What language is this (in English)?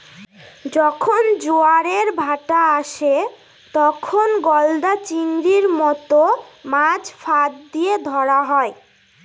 Bangla